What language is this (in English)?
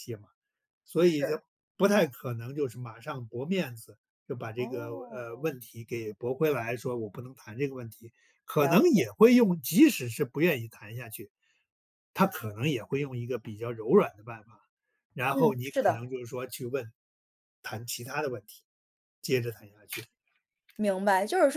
Chinese